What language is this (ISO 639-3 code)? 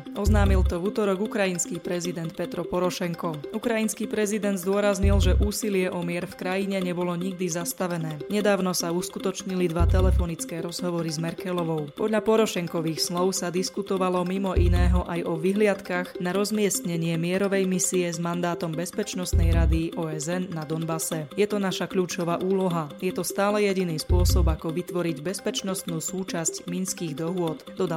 slk